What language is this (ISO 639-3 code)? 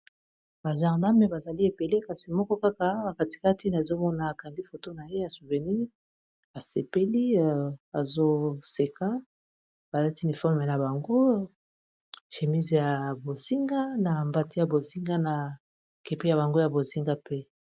lin